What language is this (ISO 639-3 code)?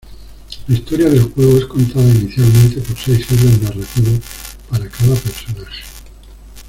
spa